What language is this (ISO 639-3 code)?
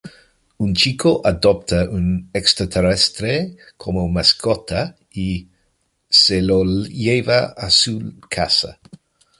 spa